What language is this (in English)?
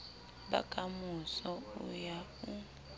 Southern Sotho